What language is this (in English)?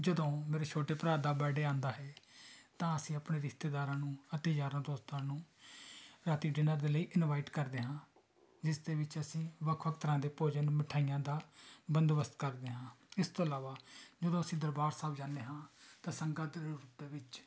Punjabi